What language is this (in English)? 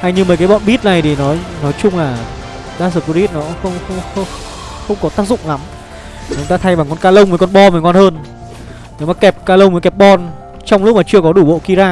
Vietnamese